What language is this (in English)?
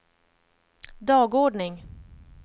Swedish